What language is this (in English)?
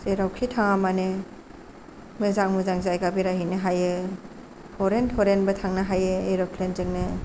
Bodo